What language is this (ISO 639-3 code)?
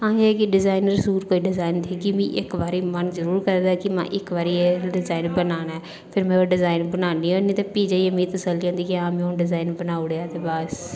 doi